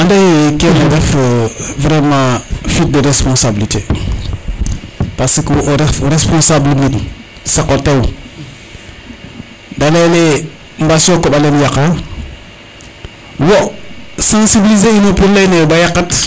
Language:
Serer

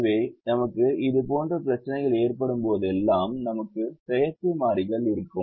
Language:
Tamil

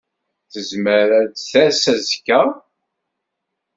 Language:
Kabyle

